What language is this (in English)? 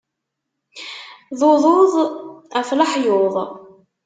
Kabyle